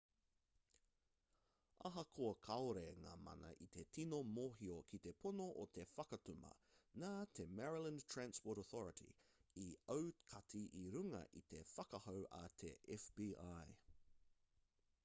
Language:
Māori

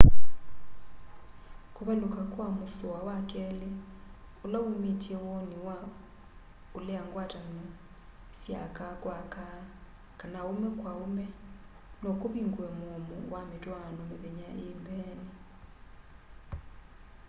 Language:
Kamba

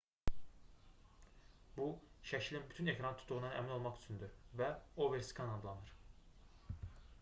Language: Azerbaijani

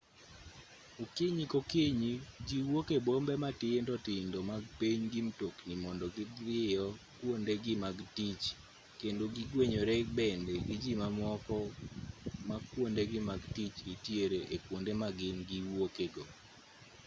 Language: Luo (Kenya and Tanzania)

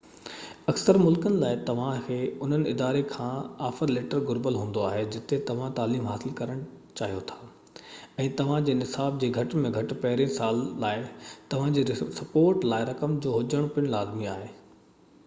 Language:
Sindhi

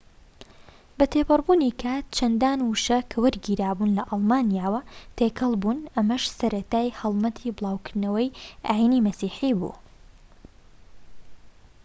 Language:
Central Kurdish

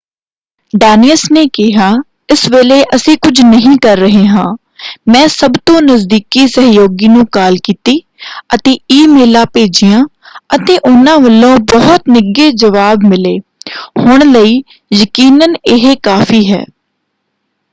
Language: Punjabi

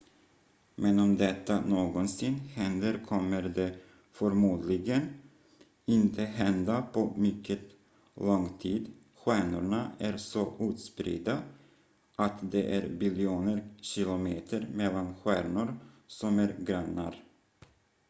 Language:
Swedish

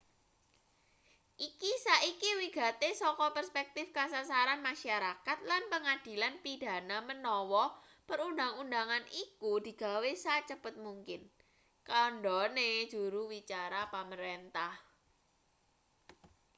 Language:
Javanese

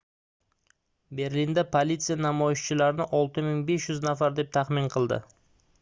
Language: Uzbek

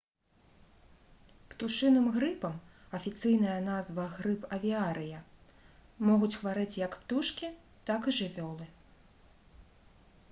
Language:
Belarusian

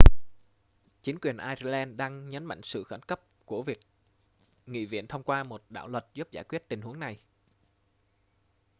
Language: Vietnamese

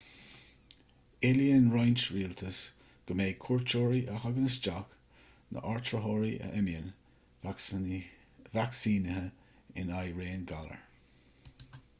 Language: Irish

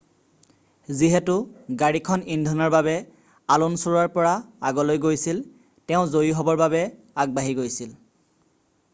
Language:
Assamese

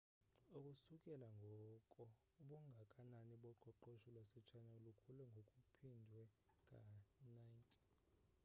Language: Xhosa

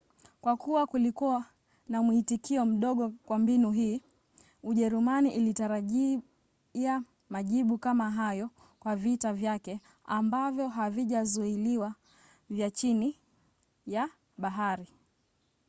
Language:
Swahili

